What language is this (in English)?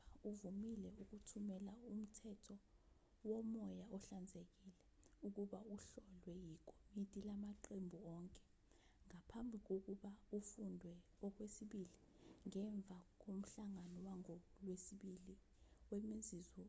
Zulu